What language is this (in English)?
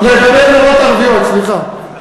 Hebrew